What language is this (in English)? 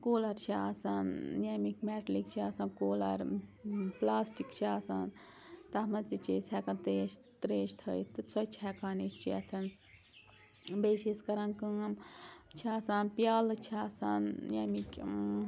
Kashmiri